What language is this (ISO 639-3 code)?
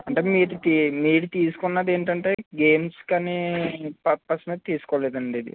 tel